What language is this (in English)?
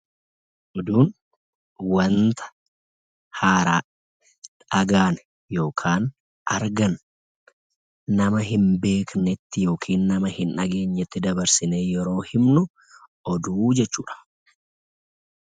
Oromo